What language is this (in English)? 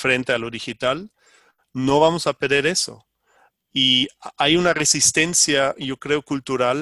Spanish